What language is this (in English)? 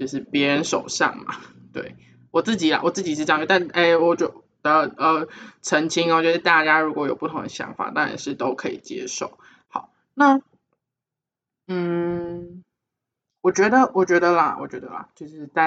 Chinese